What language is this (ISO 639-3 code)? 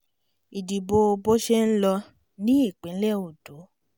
yor